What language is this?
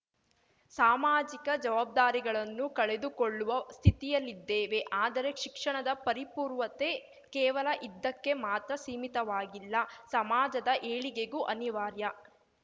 Kannada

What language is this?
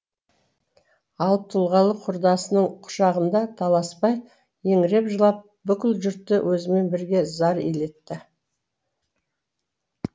Kazakh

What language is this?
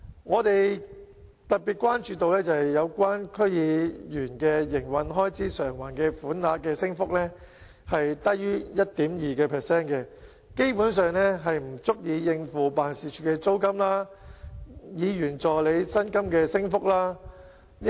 Cantonese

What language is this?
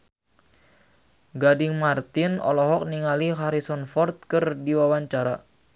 Sundanese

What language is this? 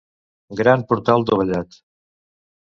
Catalan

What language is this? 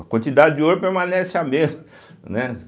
Portuguese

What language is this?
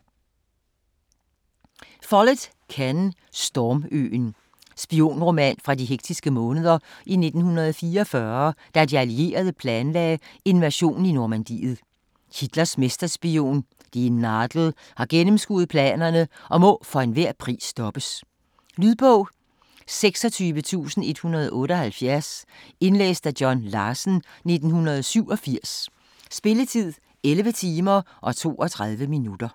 Danish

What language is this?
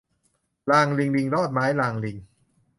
Thai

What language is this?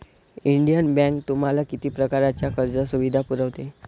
Marathi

